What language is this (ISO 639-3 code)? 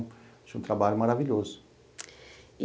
por